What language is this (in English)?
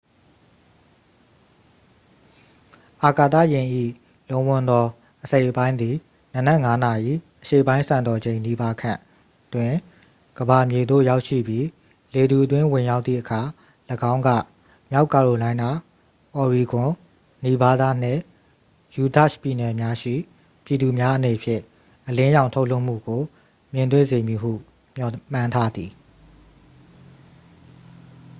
Burmese